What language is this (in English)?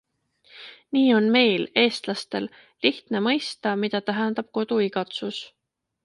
Estonian